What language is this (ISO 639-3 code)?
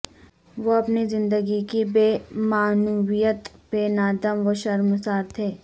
urd